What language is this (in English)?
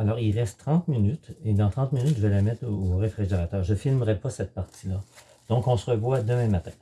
French